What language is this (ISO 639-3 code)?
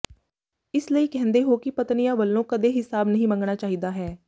pan